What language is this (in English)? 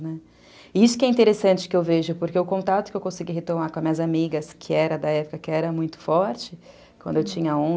Portuguese